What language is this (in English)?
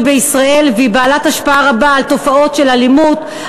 Hebrew